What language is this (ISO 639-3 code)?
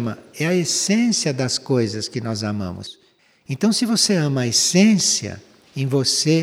por